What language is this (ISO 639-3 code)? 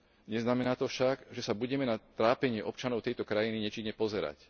slk